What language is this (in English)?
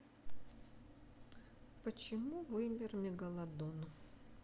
Russian